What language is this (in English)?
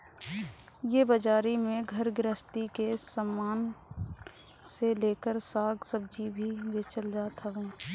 Bhojpuri